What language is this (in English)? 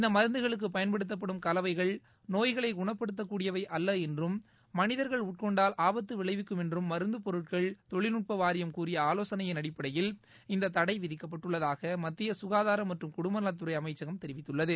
Tamil